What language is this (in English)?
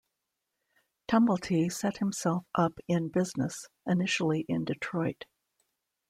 English